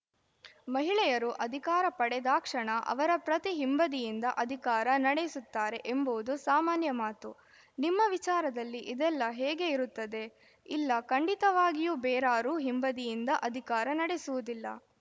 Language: Kannada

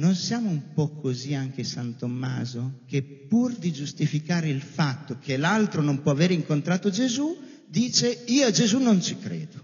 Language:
Italian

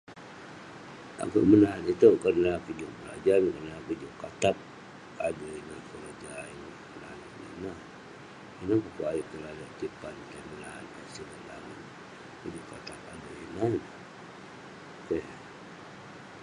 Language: Western Penan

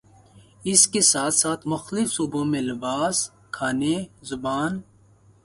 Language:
Urdu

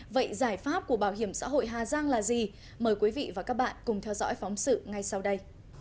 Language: Vietnamese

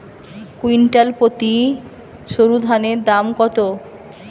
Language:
Bangla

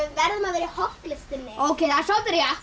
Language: Icelandic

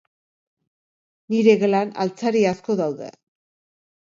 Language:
Basque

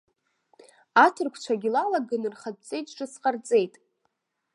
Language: Abkhazian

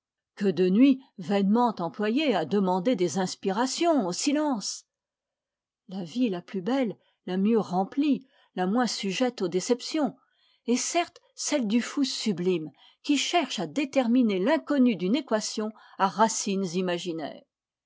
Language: French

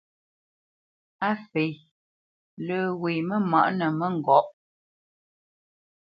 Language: Bamenyam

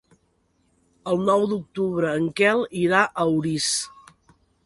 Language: Catalan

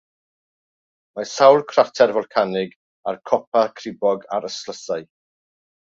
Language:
Welsh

